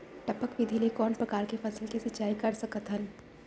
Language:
Chhattisgarhi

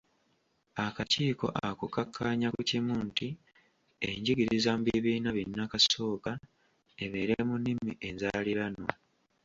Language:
Ganda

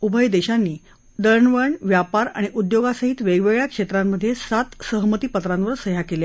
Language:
Marathi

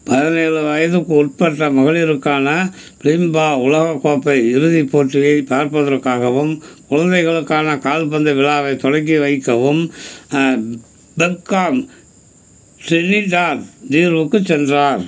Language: Tamil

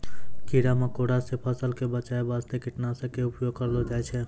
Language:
Maithili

